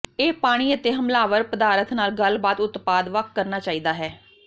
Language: Punjabi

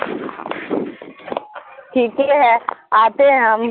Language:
Urdu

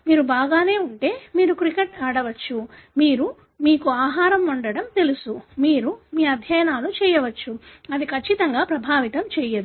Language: Telugu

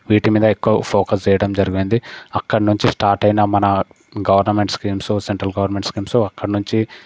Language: Telugu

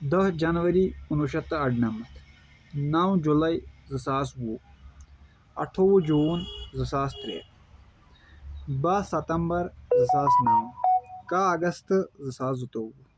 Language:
Kashmiri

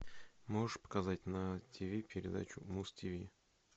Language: Russian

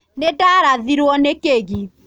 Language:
Kikuyu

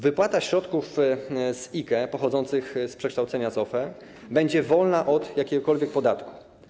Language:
Polish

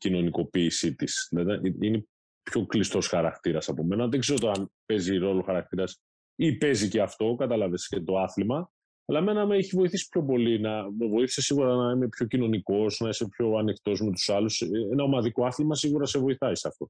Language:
Greek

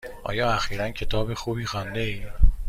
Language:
Persian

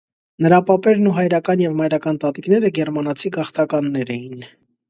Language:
Armenian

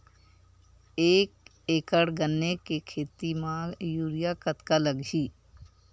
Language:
Chhattisgarhi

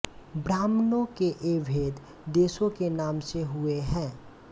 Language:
Hindi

